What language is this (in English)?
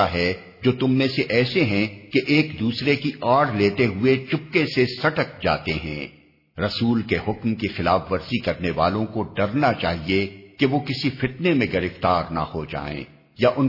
Urdu